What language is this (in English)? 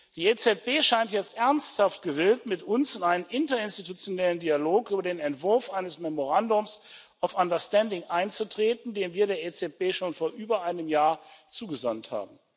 German